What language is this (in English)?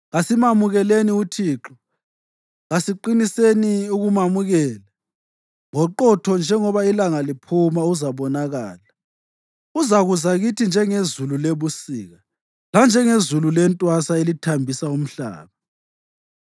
North Ndebele